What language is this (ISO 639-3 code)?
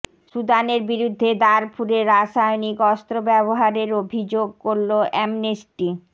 ben